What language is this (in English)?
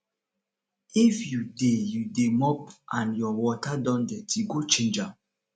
Nigerian Pidgin